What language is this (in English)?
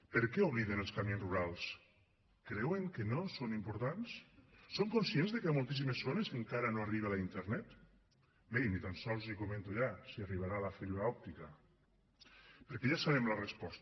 Catalan